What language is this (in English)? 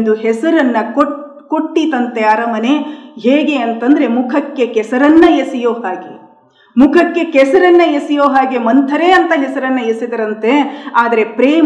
Kannada